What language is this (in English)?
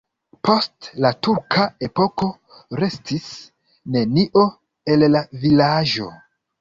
Esperanto